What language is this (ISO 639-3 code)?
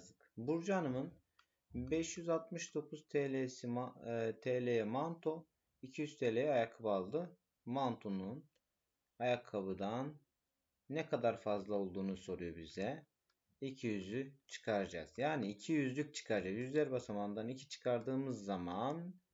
tur